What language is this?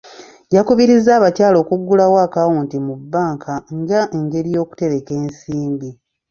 Ganda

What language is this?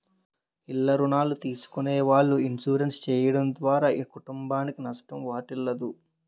Telugu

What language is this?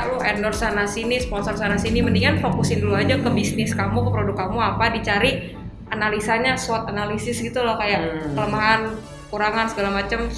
Indonesian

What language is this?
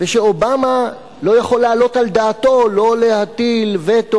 Hebrew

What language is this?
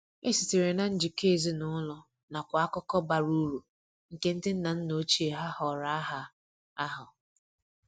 Igbo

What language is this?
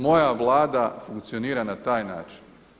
Croatian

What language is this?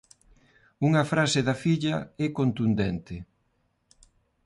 Galician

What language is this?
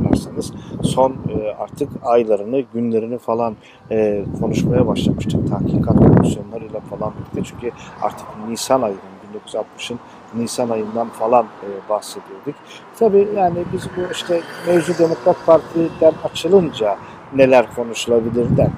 Turkish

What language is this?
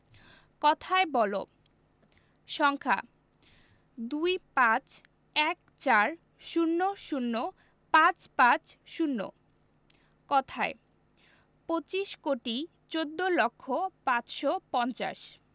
Bangla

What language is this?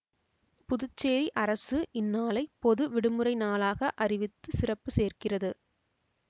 Tamil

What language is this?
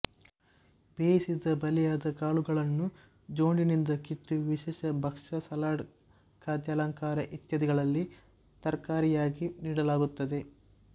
Kannada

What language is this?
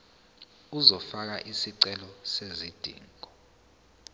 Zulu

